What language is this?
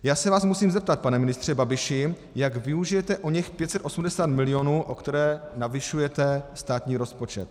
Czech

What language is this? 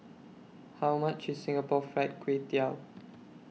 English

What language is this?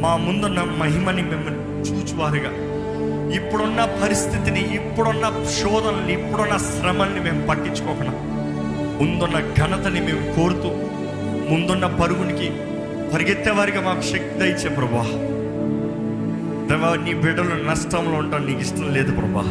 Telugu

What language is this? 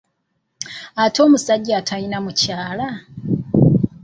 Ganda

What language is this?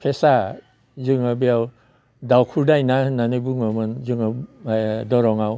Bodo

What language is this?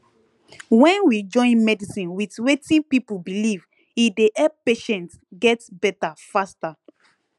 Nigerian Pidgin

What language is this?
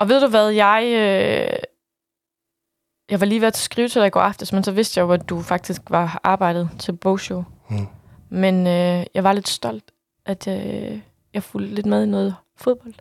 Danish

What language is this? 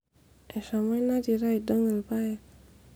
Masai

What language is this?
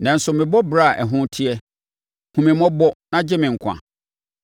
Akan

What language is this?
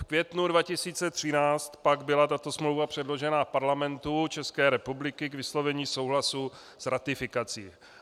Czech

